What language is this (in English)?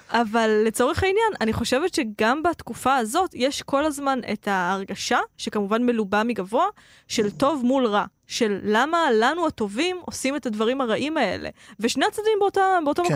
Hebrew